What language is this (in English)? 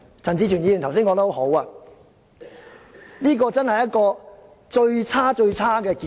Cantonese